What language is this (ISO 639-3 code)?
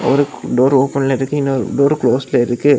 tam